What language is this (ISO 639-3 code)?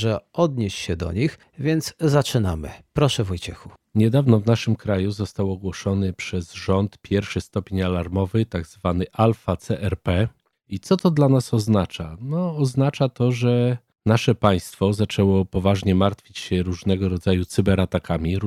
pol